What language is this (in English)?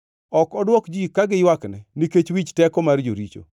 Luo (Kenya and Tanzania)